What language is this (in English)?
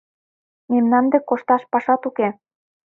Mari